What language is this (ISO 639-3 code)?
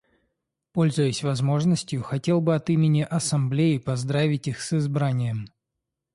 rus